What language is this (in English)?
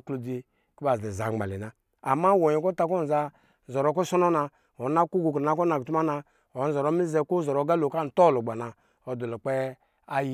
Lijili